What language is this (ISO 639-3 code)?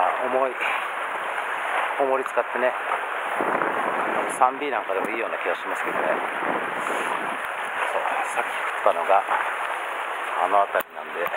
jpn